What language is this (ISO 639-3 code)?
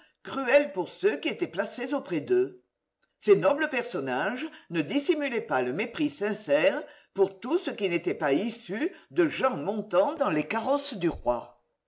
fra